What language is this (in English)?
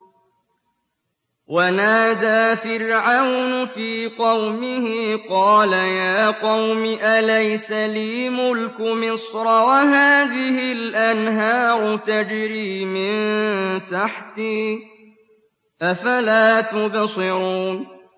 Arabic